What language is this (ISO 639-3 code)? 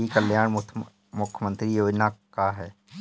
bho